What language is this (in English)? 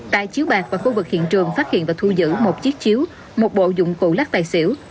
Vietnamese